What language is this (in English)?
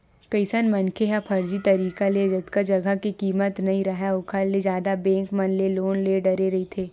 Chhattisgarhi